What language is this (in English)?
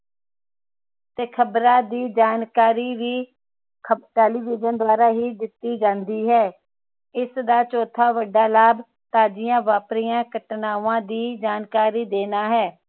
Punjabi